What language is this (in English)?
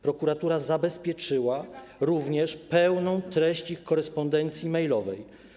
Polish